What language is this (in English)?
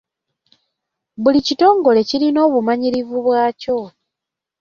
Ganda